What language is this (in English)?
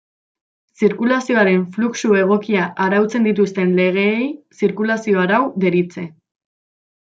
Basque